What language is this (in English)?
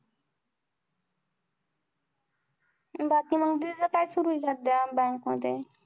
Marathi